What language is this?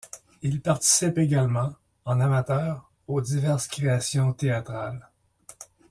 French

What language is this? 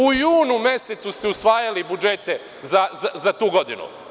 Serbian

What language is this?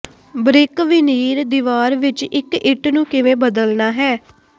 Punjabi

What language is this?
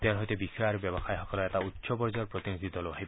Assamese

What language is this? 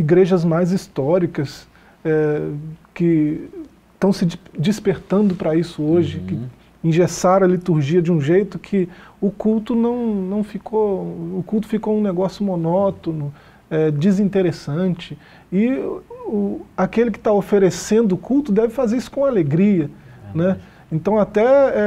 Portuguese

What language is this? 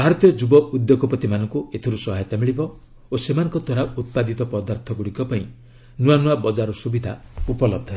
Odia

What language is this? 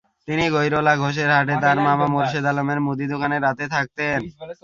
Bangla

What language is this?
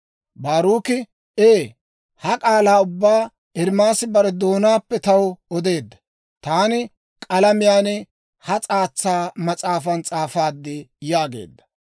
Dawro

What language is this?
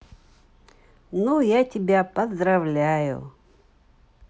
Russian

